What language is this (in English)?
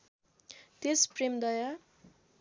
Nepali